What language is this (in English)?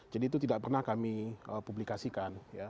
Indonesian